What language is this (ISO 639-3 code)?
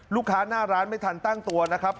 tha